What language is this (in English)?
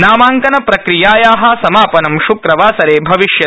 Sanskrit